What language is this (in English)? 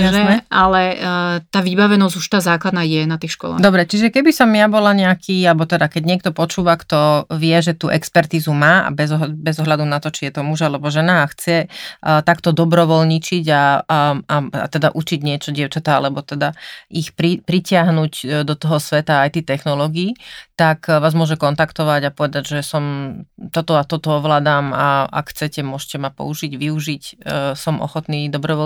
Slovak